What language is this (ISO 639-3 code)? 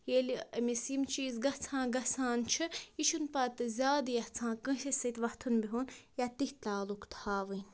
kas